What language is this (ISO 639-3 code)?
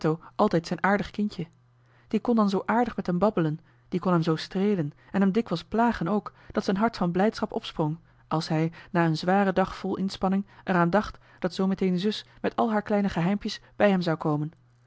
nld